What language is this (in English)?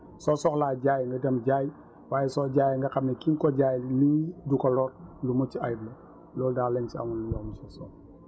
Wolof